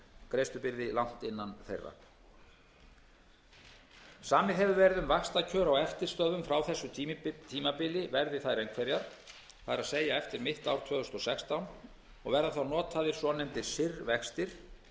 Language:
Icelandic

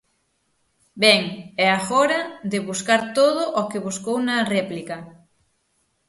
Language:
Galician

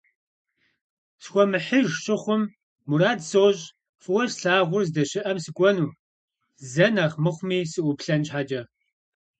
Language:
Kabardian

